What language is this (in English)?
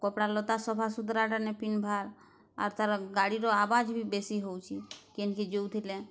Odia